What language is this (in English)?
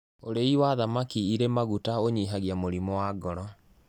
Kikuyu